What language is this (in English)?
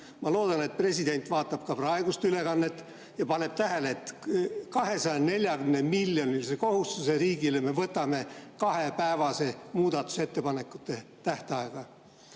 Estonian